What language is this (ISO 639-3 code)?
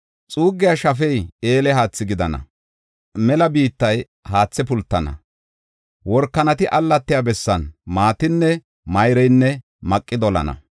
gof